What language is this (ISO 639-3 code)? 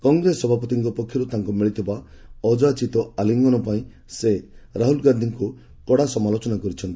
ori